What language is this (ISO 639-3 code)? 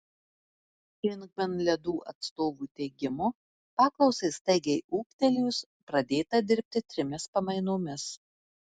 lit